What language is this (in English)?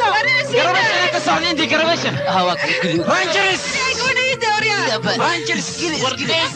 Arabic